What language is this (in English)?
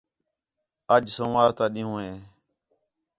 Khetrani